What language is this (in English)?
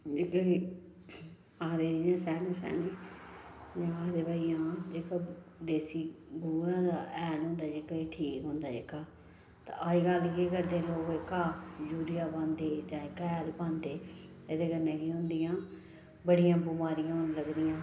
Dogri